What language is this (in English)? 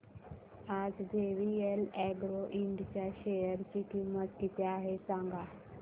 Marathi